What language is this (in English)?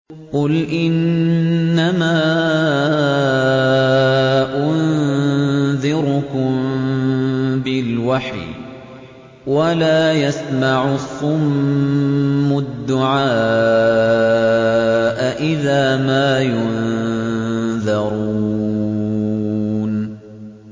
Arabic